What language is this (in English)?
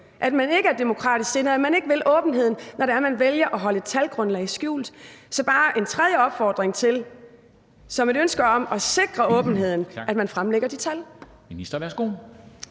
Danish